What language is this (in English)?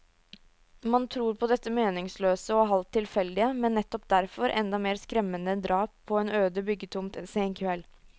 Norwegian